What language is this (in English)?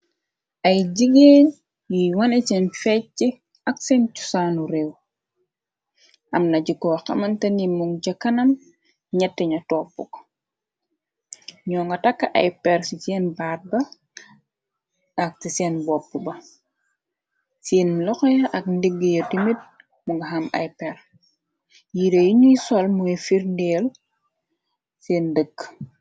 Wolof